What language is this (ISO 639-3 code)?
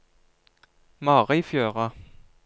nor